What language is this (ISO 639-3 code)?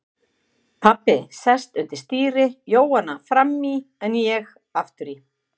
isl